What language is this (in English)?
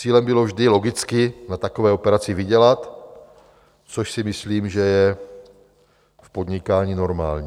Czech